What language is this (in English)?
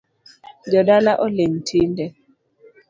Luo (Kenya and Tanzania)